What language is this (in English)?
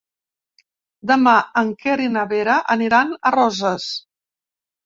Catalan